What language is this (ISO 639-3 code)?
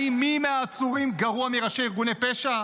heb